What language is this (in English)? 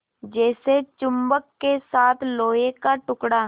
Hindi